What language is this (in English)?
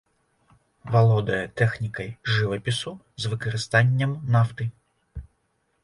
Belarusian